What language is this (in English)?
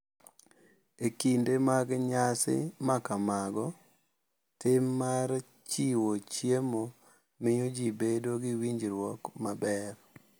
Luo (Kenya and Tanzania)